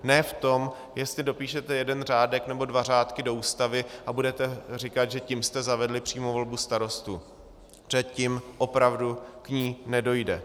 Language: Czech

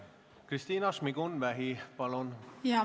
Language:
Estonian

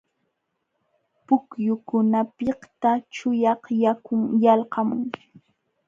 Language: Jauja Wanca Quechua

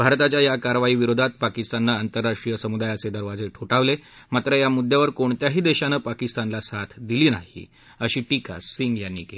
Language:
Marathi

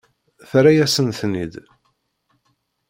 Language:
Kabyle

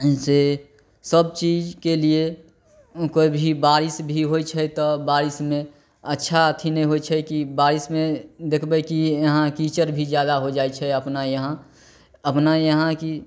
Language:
Maithili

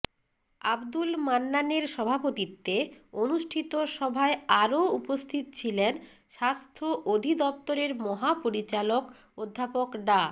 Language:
Bangla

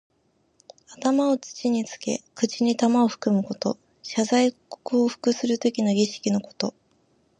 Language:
Japanese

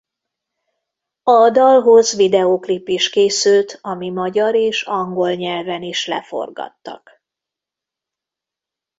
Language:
Hungarian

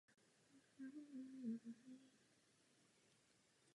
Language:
Czech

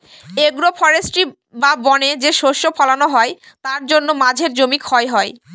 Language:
Bangla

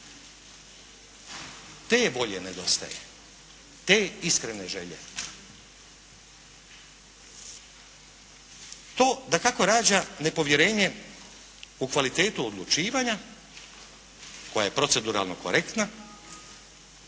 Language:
Croatian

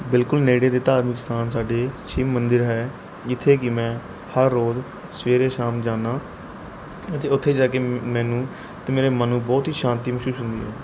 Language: Punjabi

